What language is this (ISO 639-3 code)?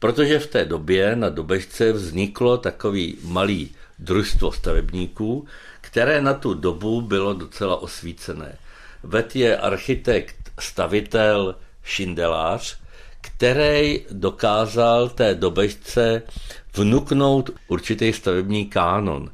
ces